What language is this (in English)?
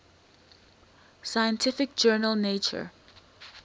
English